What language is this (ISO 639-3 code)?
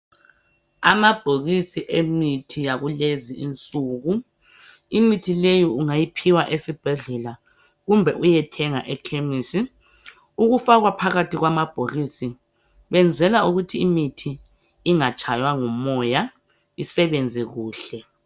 nde